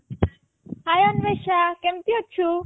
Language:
Odia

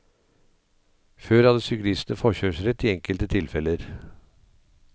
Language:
Norwegian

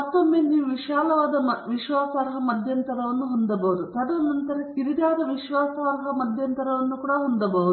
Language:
Kannada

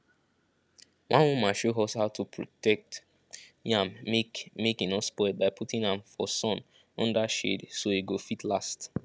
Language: Nigerian Pidgin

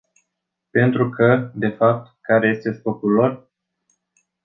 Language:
Romanian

